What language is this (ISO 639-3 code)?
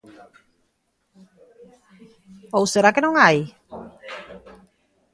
glg